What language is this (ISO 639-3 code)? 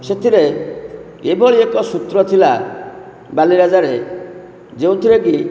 ori